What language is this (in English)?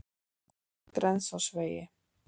Icelandic